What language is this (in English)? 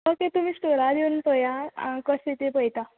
Konkani